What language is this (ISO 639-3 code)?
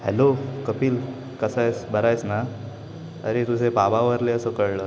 mar